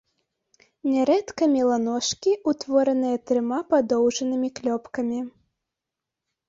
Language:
Belarusian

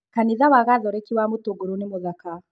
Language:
Kikuyu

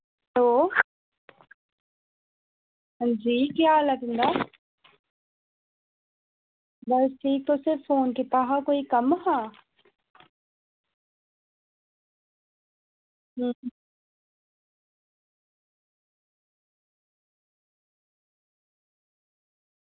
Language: Dogri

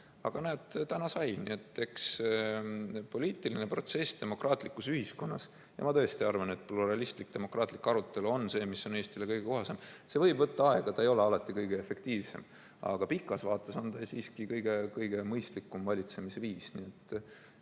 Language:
Estonian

